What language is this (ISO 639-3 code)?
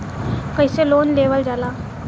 bho